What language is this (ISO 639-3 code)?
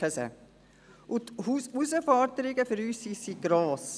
gsw